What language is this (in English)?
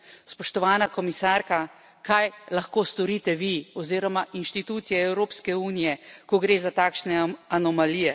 Slovenian